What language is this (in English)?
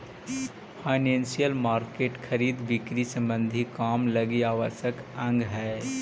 Magahi